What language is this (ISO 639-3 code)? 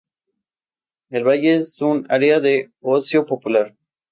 spa